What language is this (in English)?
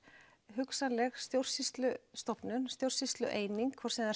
Icelandic